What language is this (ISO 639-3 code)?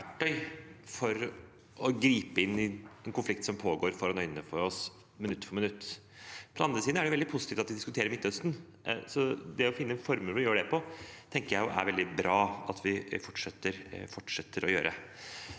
nor